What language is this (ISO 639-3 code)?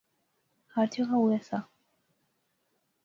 phr